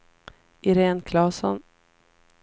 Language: Swedish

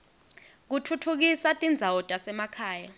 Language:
Swati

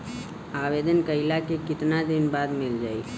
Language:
Bhojpuri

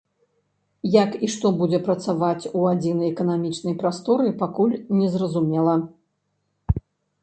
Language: Belarusian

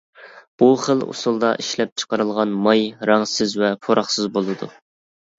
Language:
Uyghur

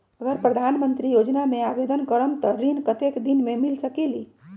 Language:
Magahi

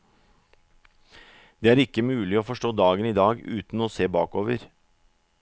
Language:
Norwegian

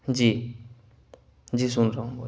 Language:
Urdu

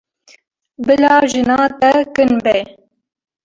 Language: Kurdish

